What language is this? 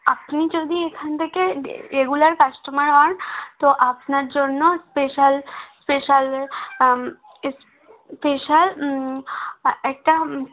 Bangla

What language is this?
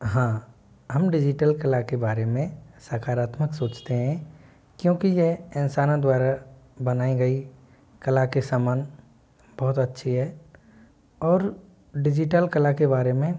Hindi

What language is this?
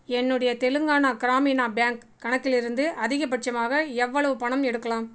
Tamil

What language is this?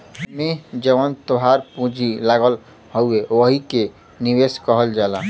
Bhojpuri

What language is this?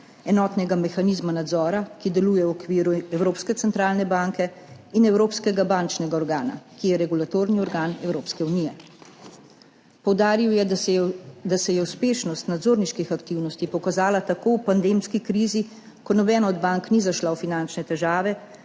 Slovenian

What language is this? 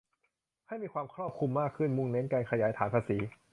Thai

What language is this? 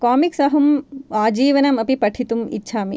Sanskrit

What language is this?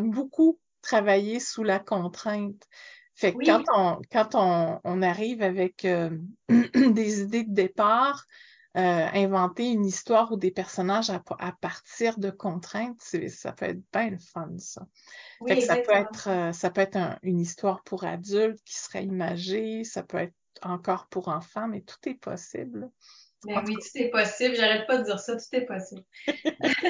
French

